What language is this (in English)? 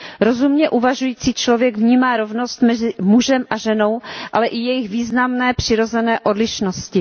Czech